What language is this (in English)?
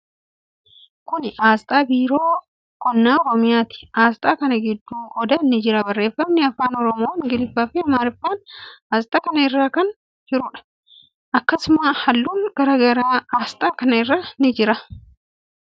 Oromo